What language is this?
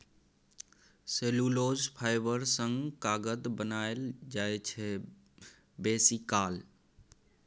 Maithili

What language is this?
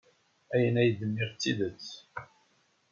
Kabyle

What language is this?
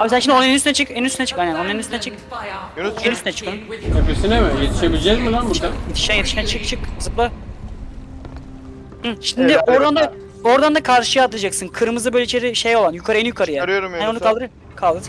Turkish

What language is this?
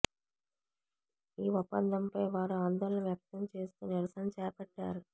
Telugu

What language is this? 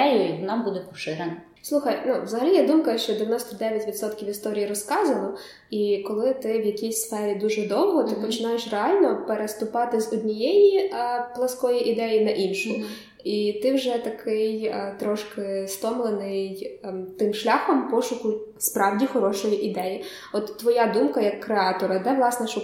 Ukrainian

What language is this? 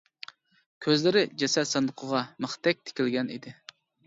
Uyghur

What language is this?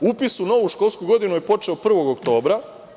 Serbian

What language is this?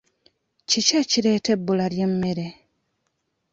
Ganda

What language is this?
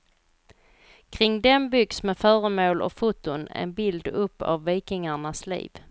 Swedish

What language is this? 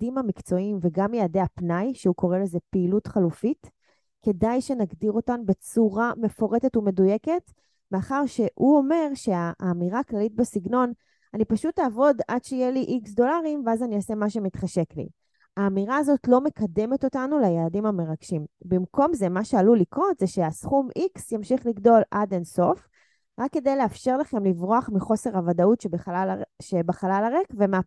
Hebrew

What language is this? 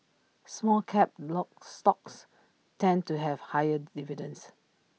English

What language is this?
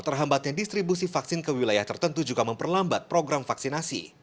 Indonesian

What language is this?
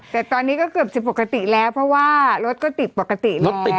Thai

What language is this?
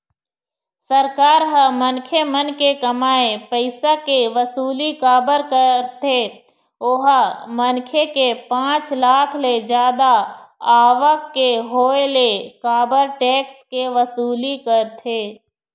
Chhattisgarhi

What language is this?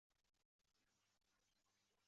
Chinese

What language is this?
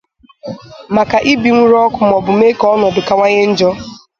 Igbo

